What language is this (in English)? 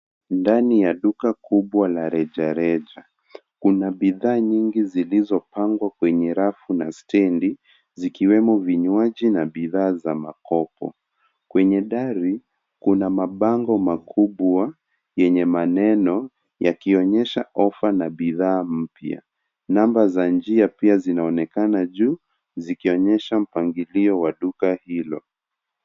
Swahili